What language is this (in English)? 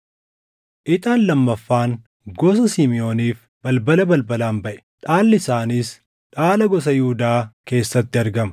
Oromo